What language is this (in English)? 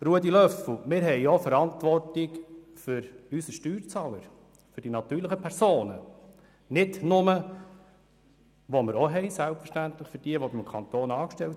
Swiss German